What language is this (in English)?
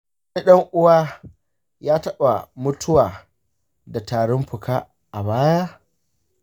Hausa